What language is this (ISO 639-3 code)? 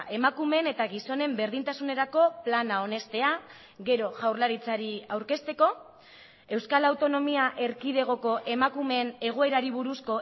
eus